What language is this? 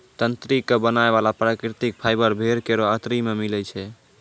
Maithili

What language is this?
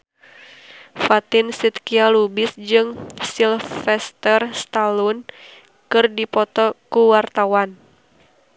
Sundanese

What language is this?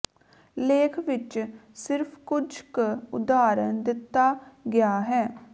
Punjabi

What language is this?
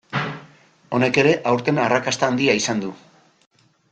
Basque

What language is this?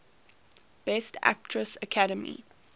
English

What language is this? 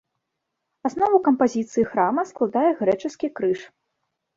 Belarusian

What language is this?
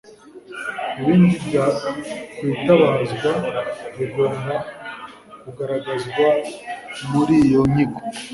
Kinyarwanda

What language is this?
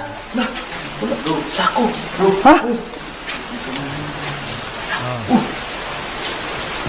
Filipino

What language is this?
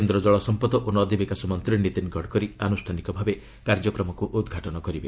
Odia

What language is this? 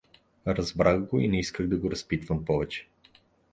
Bulgarian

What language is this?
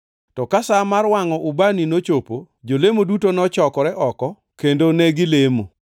Luo (Kenya and Tanzania)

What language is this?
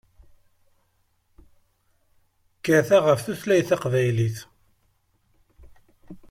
Kabyle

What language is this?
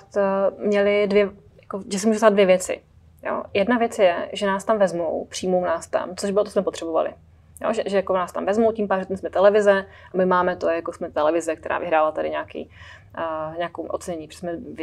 Czech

